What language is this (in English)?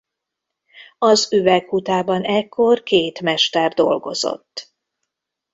Hungarian